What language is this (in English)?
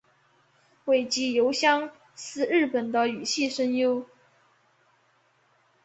Chinese